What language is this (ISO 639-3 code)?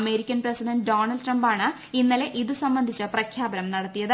mal